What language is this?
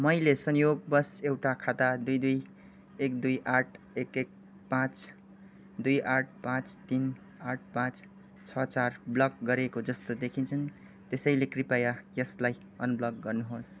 Nepali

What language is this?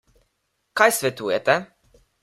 Slovenian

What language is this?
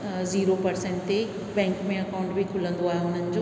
Sindhi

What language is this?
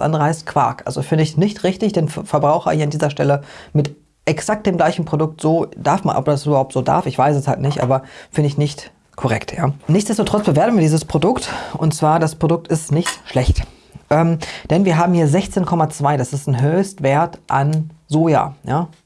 German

